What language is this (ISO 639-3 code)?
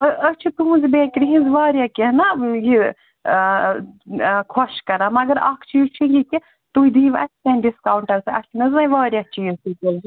kas